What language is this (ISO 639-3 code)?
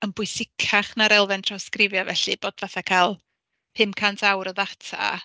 cym